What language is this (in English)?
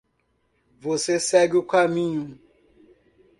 Portuguese